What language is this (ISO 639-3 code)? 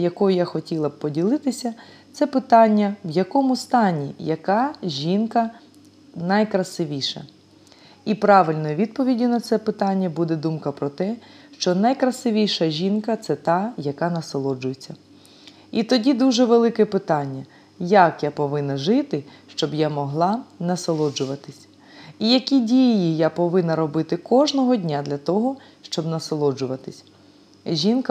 ukr